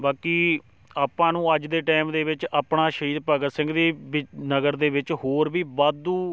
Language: Punjabi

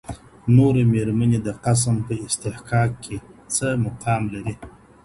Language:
Pashto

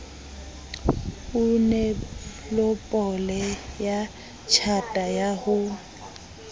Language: Southern Sotho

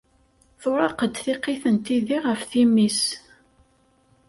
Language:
Kabyle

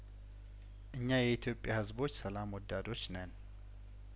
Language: Amharic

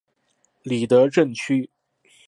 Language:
Chinese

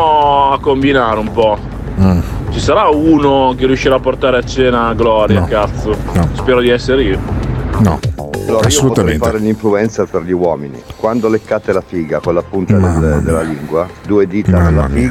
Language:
Italian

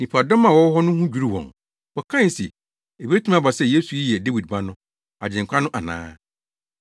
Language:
Akan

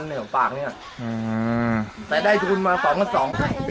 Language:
Thai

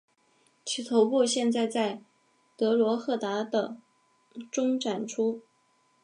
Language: Chinese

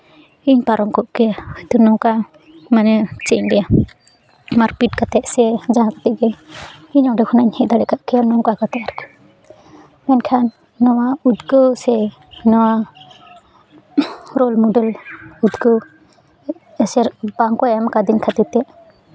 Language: Santali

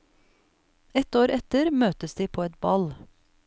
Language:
Norwegian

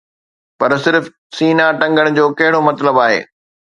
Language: Sindhi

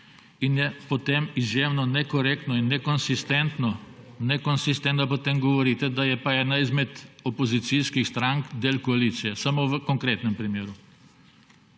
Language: Slovenian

